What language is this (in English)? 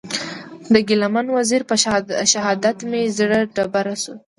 Pashto